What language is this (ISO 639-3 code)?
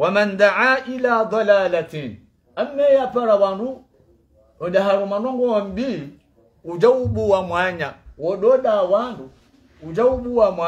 ara